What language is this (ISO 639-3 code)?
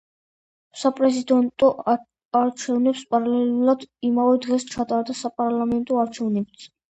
kat